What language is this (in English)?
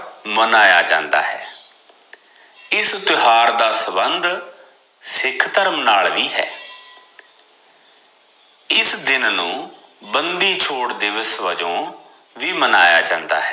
Punjabi